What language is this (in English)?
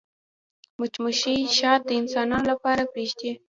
Pashto